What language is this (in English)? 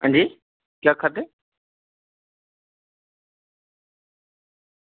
Dogri